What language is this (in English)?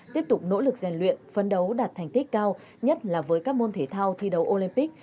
Vietnamese